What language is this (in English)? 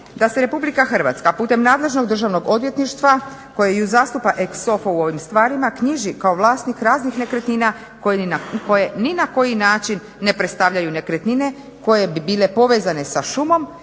Croatian